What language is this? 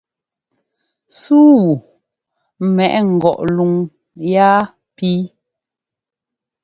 Ngomba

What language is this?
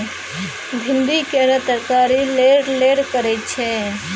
Maithili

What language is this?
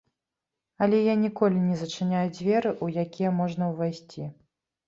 Belarusian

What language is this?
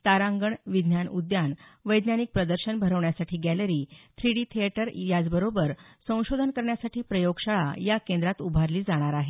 Marathi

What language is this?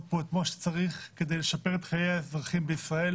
Hebrew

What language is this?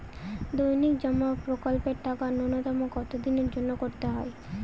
Bangla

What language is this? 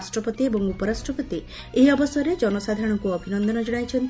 Odia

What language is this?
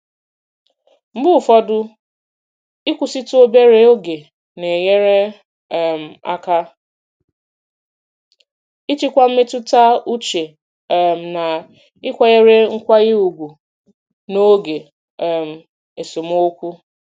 Igbo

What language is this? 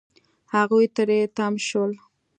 Pashto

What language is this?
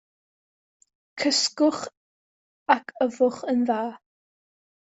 Welsh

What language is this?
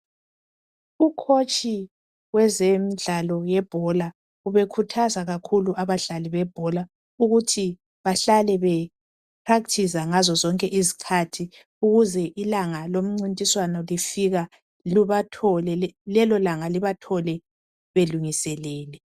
North Ndebele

